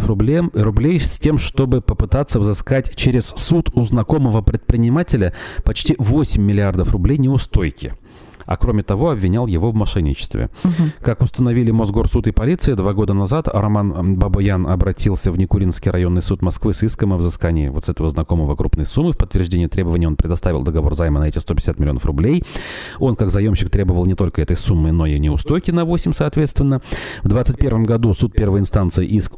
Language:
Russian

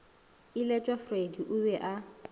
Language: Northern Sotho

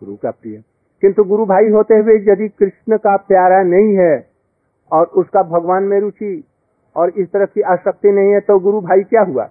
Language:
Hindi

